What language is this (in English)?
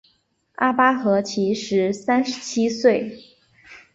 Chinese